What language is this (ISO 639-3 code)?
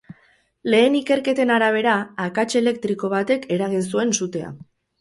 eus